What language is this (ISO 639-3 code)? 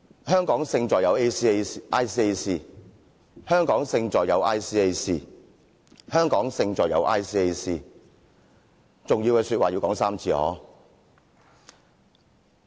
yue